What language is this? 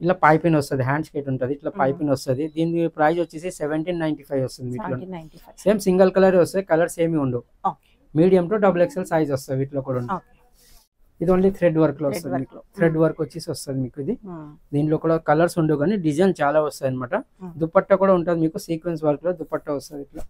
Telugu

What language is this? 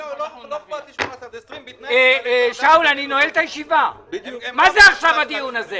Hebrew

